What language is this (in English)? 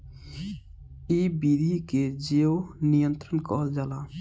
Bhojpuri